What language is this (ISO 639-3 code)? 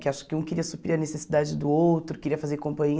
por